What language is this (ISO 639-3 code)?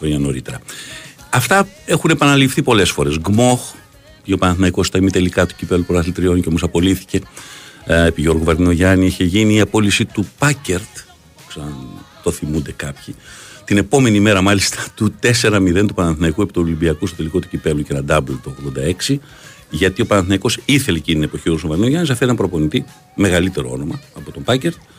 ell